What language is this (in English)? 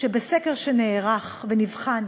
Hebrew